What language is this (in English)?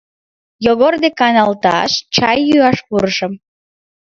Mari